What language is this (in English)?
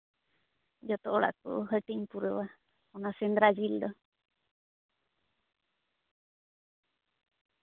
Santali